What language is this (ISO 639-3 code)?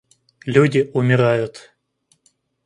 rus